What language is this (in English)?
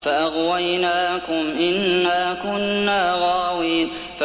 Arabic